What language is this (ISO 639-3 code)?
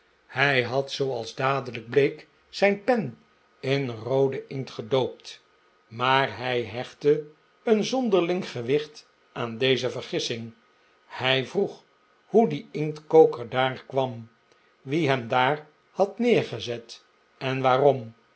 nld